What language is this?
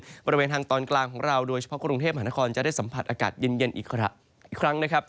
Thai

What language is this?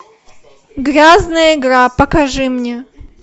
Russian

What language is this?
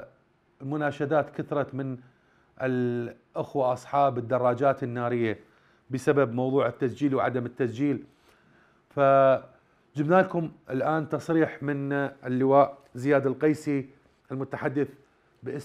Arabic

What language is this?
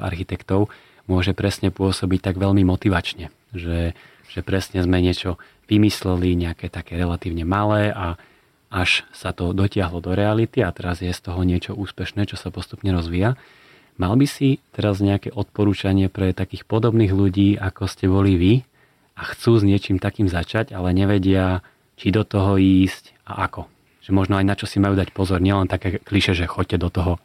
Slovak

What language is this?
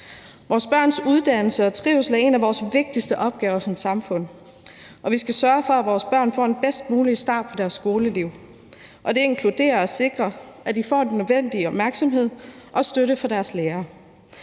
Danish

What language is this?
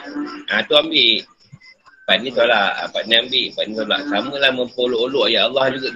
Malay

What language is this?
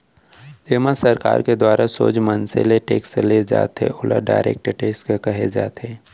Chhattisgarhi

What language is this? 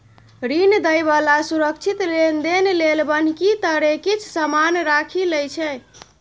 Maithili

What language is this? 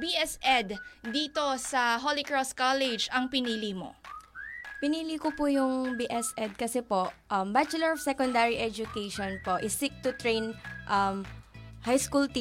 Filipino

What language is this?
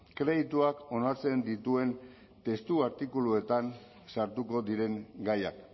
Basque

